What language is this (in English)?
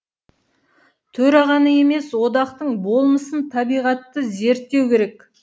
Kazakh